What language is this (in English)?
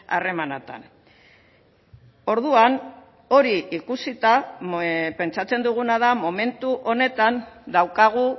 Basque